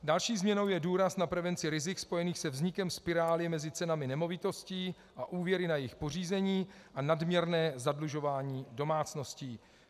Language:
Czech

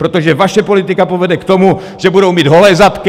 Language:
Czech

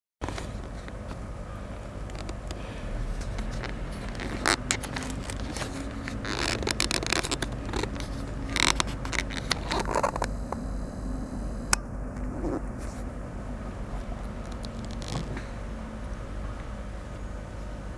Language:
Japanese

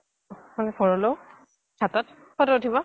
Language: Assamese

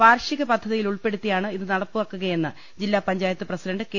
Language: Malayalam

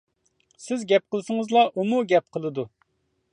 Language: Uyghur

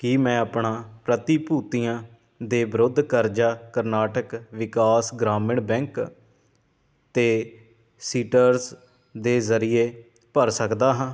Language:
Punjabi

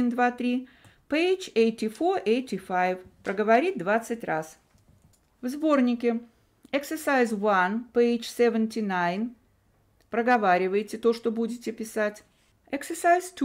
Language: Russian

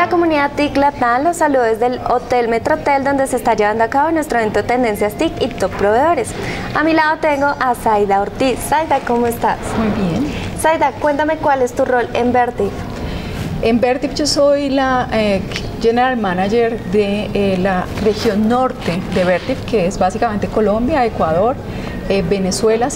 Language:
Spanish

